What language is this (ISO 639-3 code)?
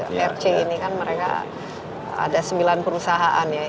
ind